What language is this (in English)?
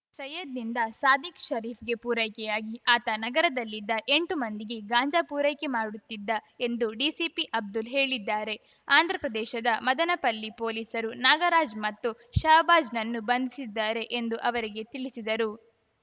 Kannada